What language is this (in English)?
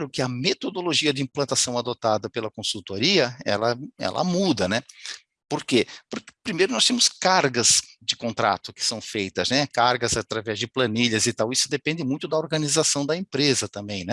Portuguese